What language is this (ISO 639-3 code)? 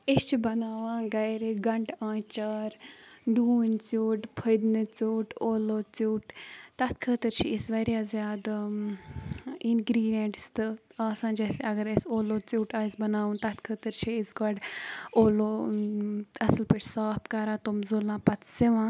kas